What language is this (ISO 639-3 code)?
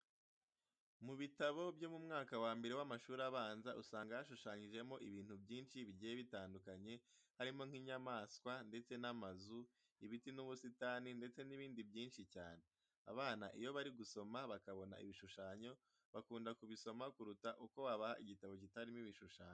kin